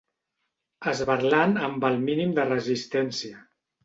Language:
Catalan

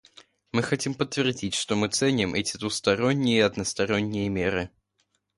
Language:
Russian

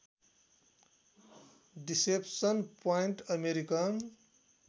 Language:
Nepali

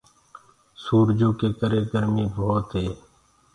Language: Gurgula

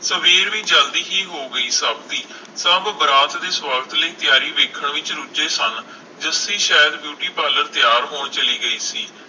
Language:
Punjabi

